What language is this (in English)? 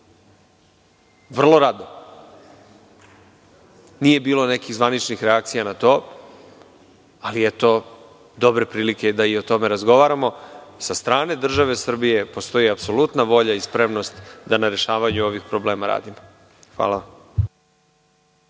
Serbian